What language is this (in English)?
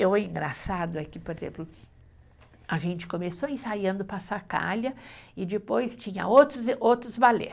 Portuguese